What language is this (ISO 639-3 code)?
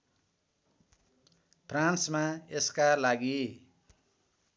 nep